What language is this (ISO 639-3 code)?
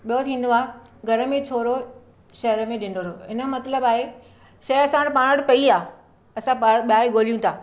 snd